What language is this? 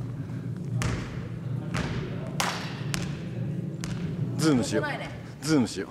Japanese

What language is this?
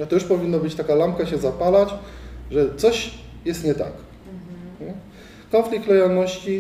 Polish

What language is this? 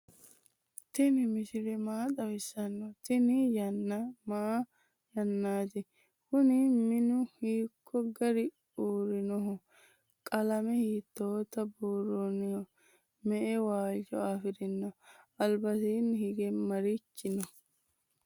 Sidamo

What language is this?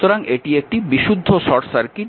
Bangla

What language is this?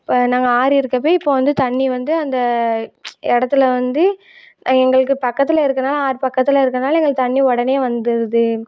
Tamil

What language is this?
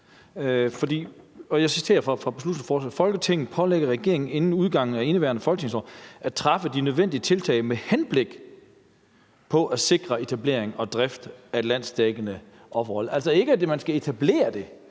Danish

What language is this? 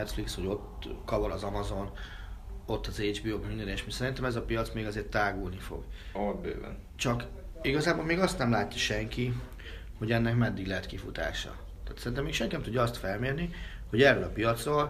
Hungarian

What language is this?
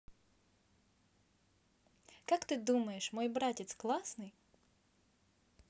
Russian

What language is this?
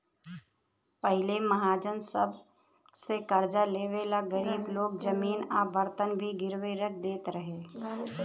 Bhojpuri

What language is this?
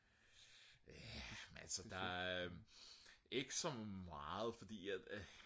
Danish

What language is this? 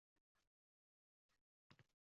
Uzbek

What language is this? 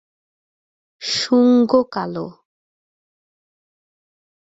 Bangla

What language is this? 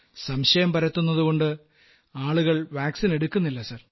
Malayalam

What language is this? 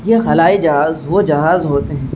Urdu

